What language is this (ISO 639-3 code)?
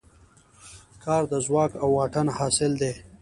pus